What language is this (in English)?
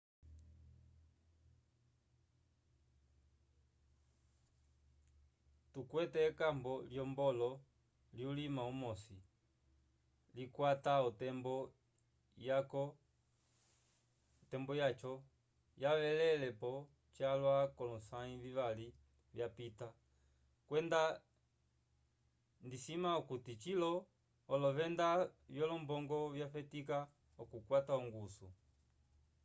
Umbundu